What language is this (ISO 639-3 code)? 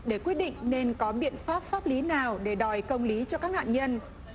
vie